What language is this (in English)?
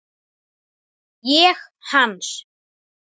Icelandic